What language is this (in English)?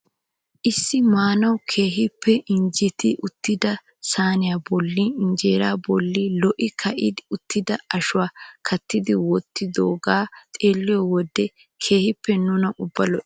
Wolaytta